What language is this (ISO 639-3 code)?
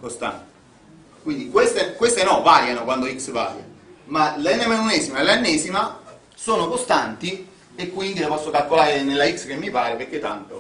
ita